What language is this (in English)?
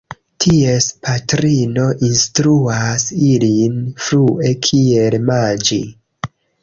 Esperanto